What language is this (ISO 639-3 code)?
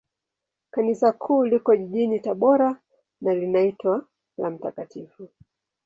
swa